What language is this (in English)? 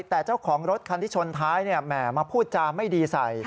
Thai